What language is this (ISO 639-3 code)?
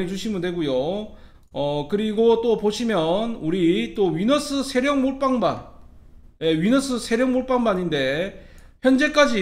kor